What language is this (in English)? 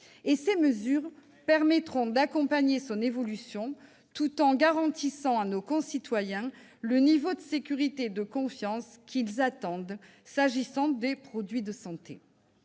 French